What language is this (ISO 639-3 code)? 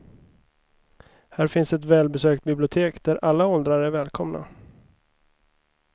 swe